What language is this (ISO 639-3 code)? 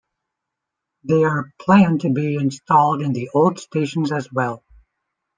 eng